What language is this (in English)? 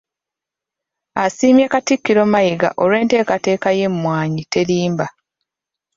Ganda